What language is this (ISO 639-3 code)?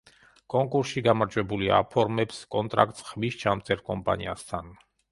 kat